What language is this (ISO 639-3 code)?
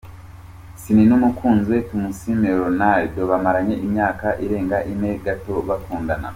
kin